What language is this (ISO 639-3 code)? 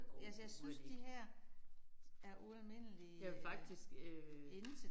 dan